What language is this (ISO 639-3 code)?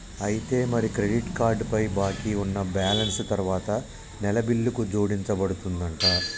tel